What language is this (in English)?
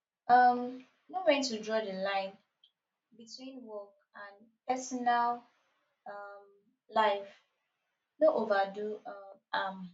Nigerian Pidgin